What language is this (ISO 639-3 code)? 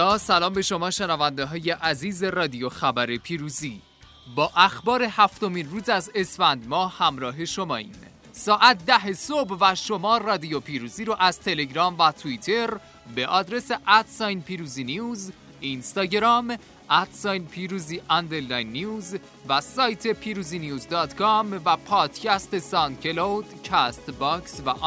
fas